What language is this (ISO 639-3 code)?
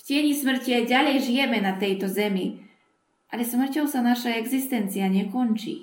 slk